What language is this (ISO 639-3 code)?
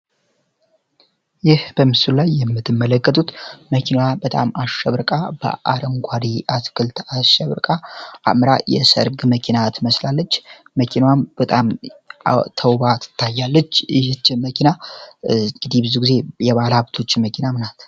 amh